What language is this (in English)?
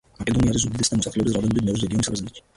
Georgian